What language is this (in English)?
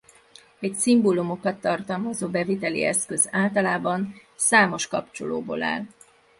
Hungarian